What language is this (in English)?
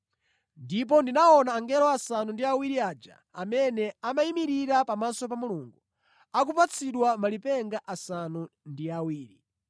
Nyanja